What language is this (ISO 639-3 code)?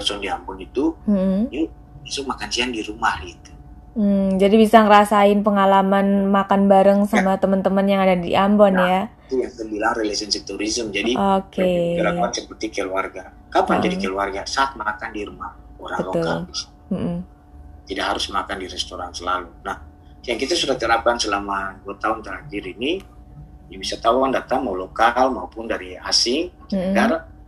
ind